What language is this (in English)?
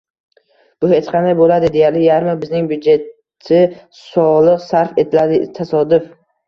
Uzbek